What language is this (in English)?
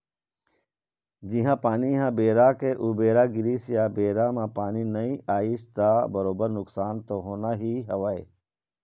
Chhattisgarhi